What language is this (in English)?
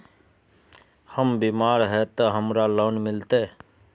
Magahi